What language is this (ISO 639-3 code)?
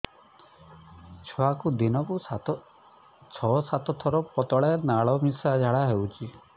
ori